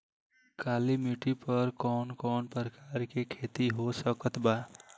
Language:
Bhojpuri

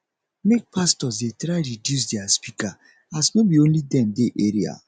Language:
Nigerian Pidgin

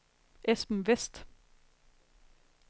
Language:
Danish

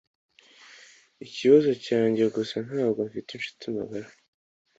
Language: Kinyarwanda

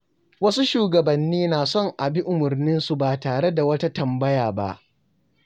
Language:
Hausa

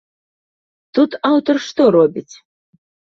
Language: Belarusian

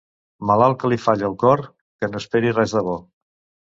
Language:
Catalan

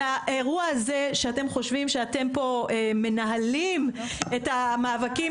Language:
Hebrew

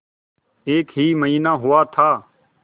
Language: Hindi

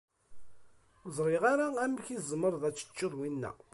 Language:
Kabyle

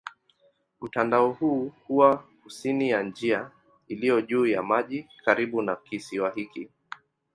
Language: Swahili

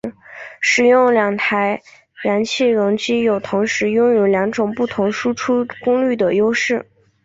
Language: Chinese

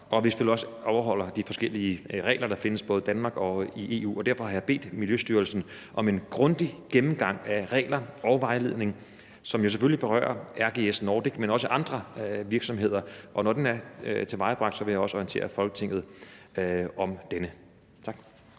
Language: Danish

